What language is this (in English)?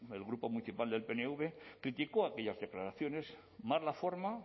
Spanish